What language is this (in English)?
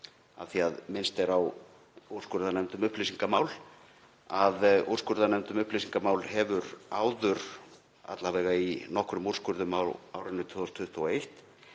Icelandic